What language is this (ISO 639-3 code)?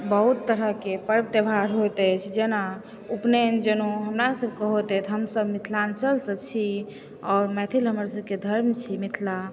mai